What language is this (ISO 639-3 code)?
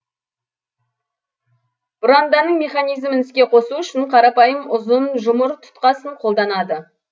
kaz